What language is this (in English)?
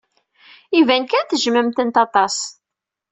Kabyle